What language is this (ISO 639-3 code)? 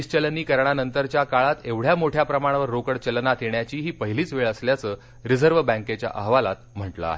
mar